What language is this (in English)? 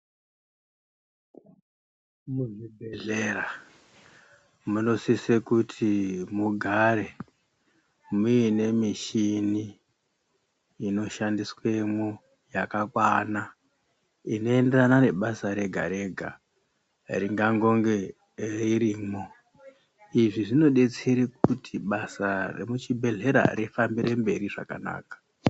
Ndau